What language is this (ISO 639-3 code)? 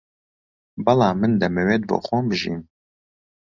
ckb